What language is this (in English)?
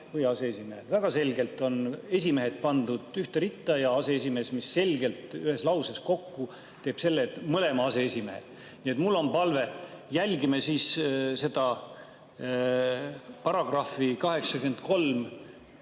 Estonian